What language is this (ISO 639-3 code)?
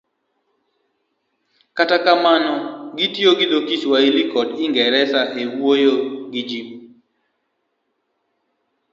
luo